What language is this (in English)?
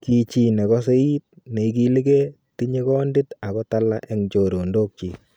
Kalenjin